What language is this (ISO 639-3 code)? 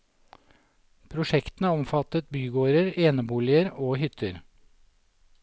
nor